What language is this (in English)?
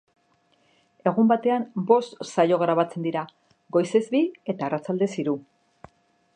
Basque